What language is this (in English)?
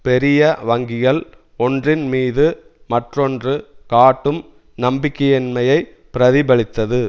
Tamil